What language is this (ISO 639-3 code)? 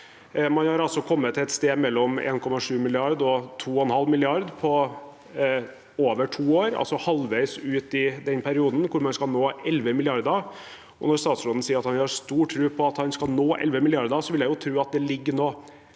nor